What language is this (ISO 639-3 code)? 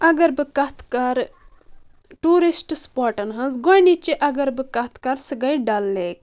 kas